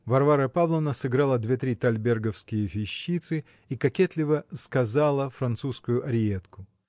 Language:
Russian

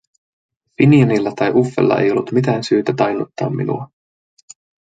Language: Finnish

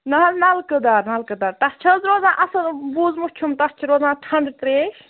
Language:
Kashmiri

